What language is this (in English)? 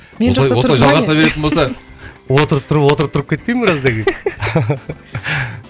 Kazakh